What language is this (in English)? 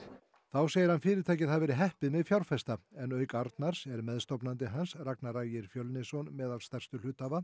Icelandic